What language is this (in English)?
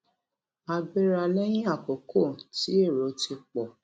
Yoruba